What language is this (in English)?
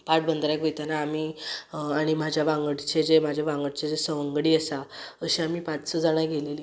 Konkani